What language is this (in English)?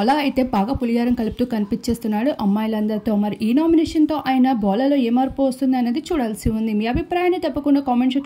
Telugu